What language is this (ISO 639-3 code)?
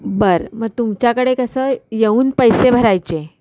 mar